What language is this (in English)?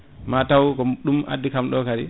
Fula